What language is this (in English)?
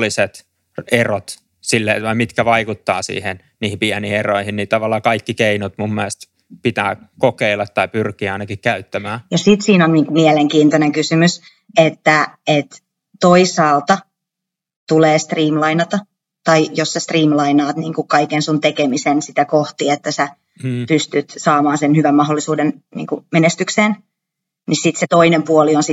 Finnish